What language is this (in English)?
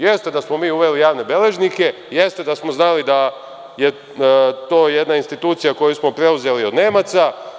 Serbian